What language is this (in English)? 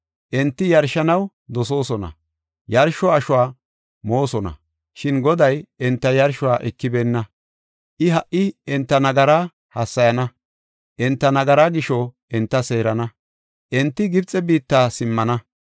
Gofa